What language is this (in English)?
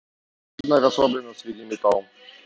Russian